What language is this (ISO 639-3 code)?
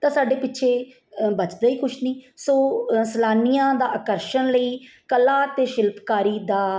pan